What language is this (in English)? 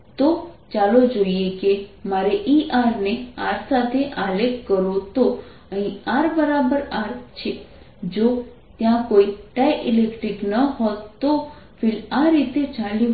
Gujarati